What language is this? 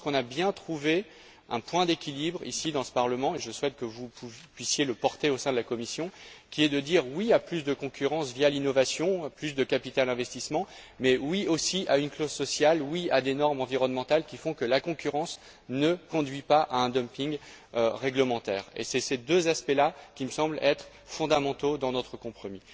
French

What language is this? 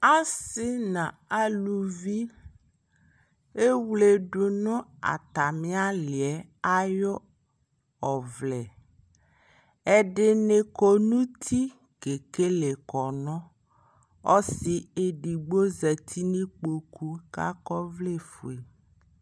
Ikposo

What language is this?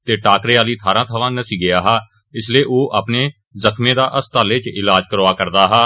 Dogri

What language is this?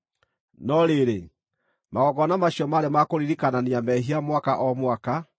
Kikuyu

